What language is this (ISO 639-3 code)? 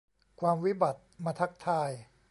tha